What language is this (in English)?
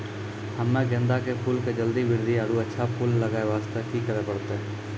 Maithili